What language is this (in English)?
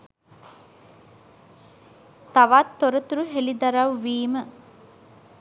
Sinhala